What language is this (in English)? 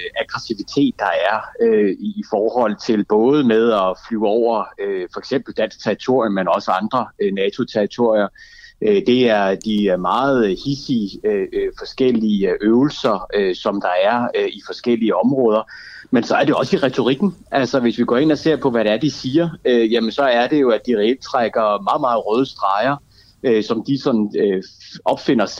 Danish